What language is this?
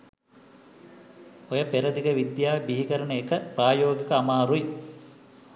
Sinhala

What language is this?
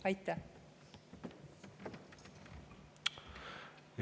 Estonian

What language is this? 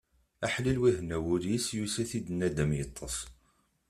Kabyle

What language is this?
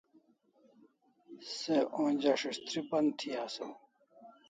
Kalasha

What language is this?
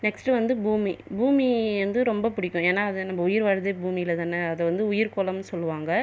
Tamil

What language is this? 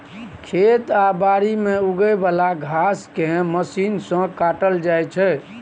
Maithili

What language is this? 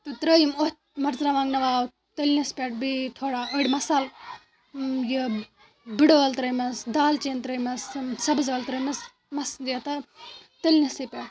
Kashmiri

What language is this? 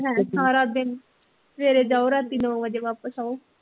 Punjabi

